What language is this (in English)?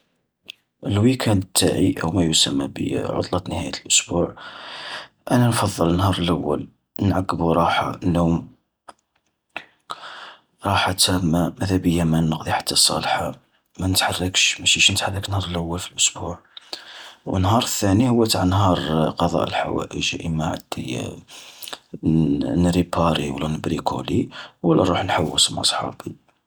Algerian Arabic